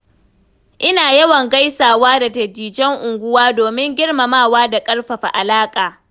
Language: Hausa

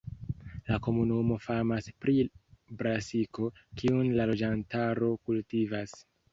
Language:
Esperanto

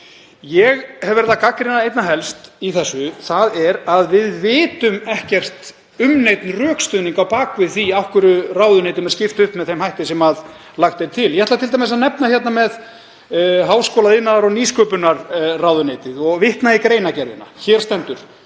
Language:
Icelandic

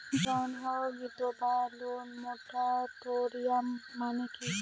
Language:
Bangla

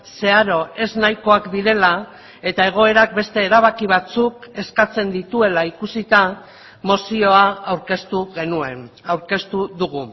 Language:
Basque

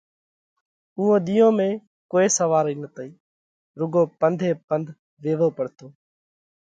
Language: Parkari Koli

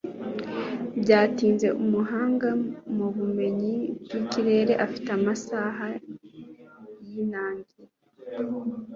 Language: Kinyarwanda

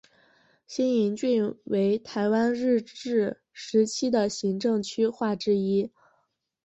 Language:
Chinese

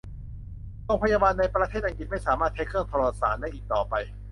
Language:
Thai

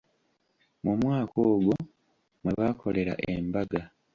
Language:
Ganda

